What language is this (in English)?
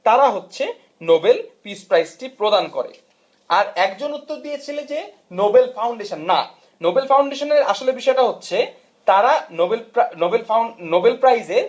Bangla